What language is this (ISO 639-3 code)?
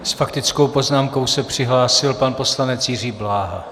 ces